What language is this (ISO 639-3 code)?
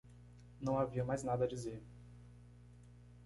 por